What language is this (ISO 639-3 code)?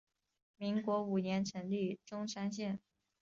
zho